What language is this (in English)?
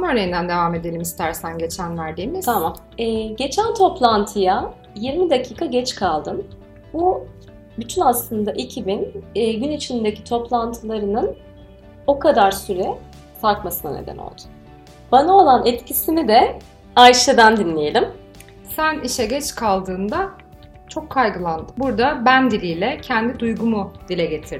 Turkish